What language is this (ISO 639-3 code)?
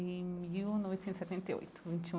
por